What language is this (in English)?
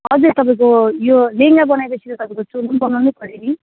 Nepali